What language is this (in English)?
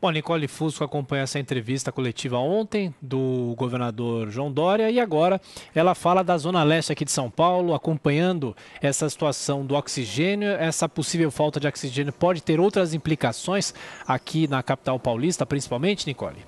Portuguese